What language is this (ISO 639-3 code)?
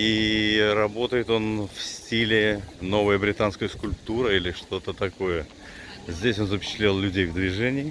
rus